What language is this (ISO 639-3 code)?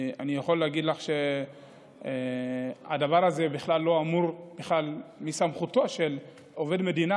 heb